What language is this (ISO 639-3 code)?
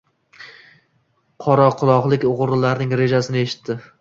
uzb